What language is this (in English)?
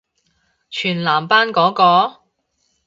Cantonese